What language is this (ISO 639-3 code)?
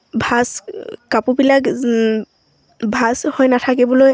asm